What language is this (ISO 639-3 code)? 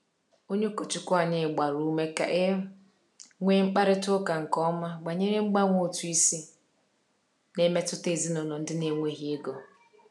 ibo